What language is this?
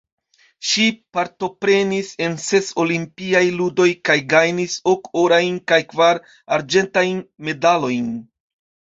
Esperanto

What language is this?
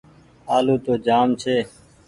Goaria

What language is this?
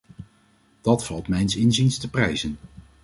Dutch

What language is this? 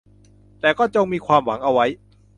Thai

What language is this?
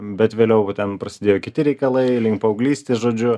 Lithuanian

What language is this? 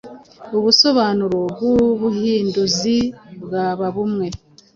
Kinyarwanda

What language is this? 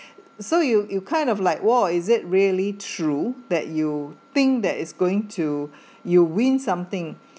English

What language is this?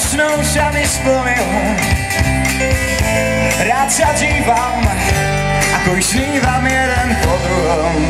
Polish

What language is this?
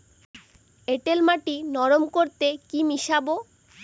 Bangla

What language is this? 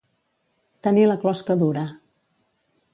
Catalan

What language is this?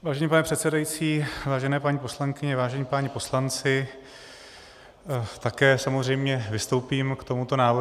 Czech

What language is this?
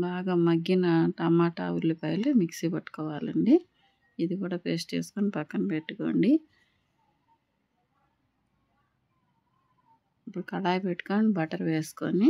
Telugu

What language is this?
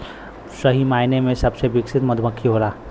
Bhojpuri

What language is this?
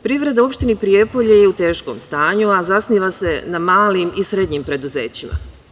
Serbian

